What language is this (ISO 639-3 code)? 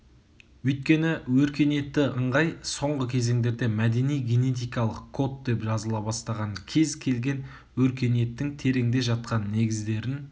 kaz